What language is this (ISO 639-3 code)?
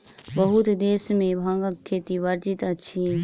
mai